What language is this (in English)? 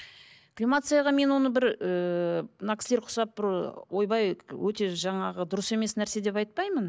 Kazakh